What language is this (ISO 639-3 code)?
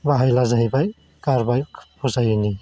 brx